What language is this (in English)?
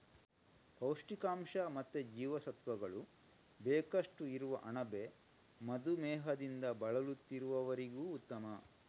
Kannada